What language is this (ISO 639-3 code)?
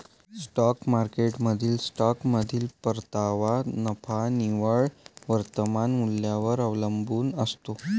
mar